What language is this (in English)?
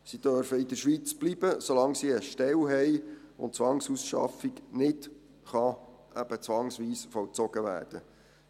Swiss German